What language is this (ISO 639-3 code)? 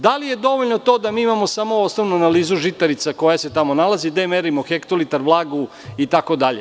srp